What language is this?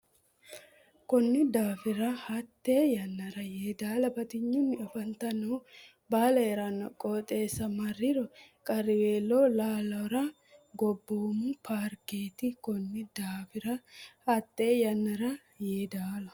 Sidamo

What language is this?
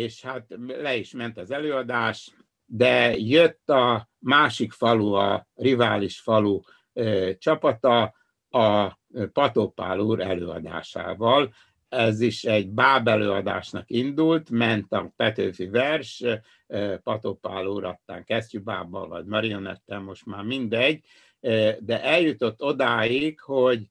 Hungarian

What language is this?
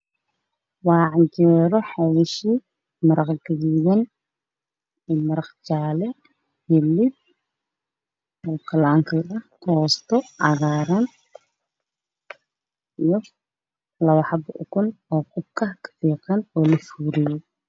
Somali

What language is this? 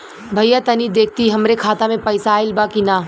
Bhojpuri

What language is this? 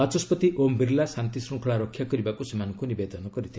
Odia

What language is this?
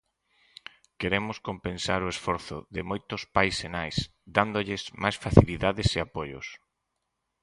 Galician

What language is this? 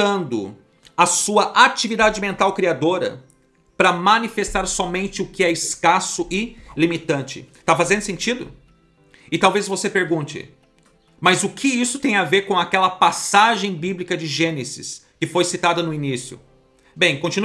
Portuguese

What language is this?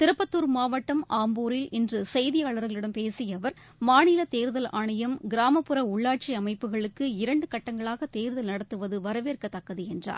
Tamil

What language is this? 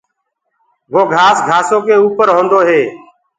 Gurgula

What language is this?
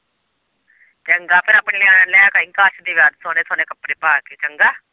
Punjabi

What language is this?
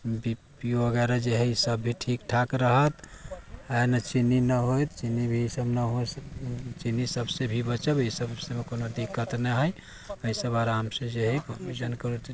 Maithili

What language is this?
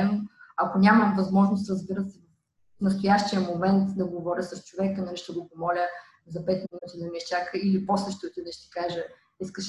Bulgarian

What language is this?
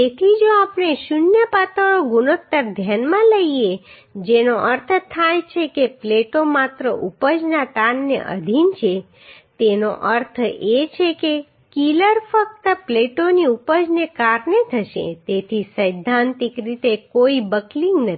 Gujarati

